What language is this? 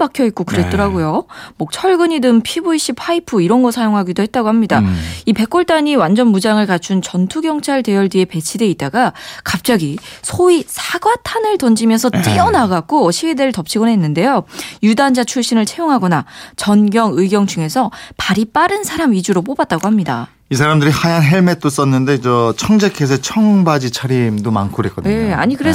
Korean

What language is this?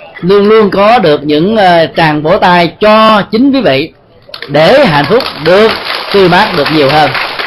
Vietnamese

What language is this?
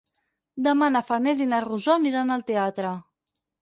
Catalan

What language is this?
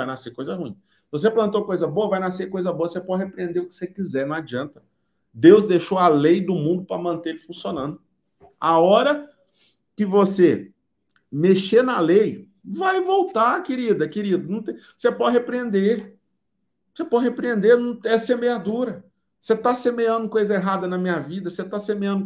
Portuguese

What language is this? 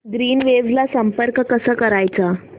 Marathi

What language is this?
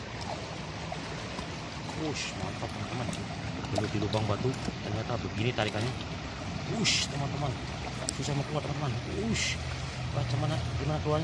Indonesian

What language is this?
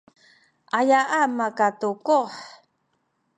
Sakizaya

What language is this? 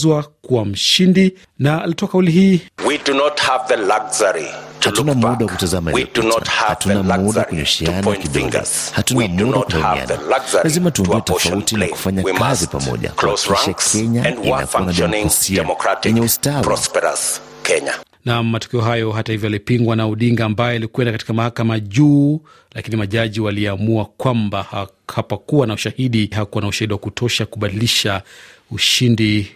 Swahili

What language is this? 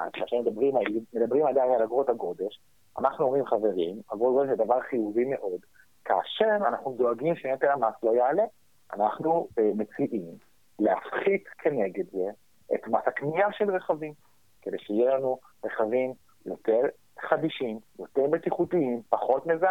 Hebrew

